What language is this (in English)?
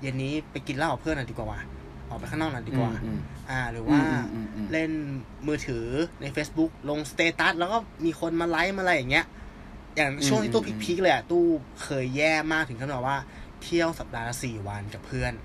Thai